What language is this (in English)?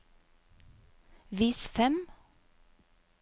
Norwegian